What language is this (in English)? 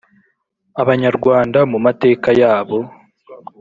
Kinyarwanda